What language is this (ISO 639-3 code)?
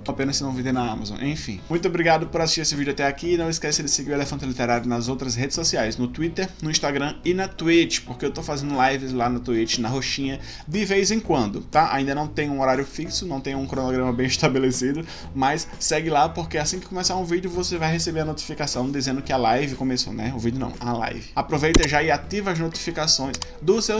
por